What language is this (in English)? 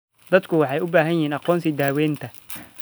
Somali